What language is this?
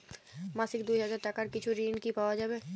Bangla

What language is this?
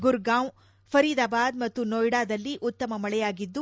Kannada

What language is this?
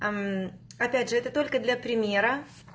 Russian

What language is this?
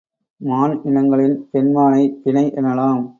Tamil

